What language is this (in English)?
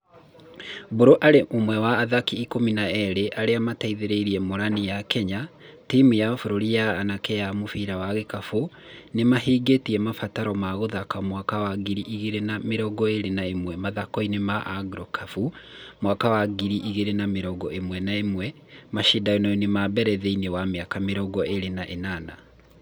Kikuyu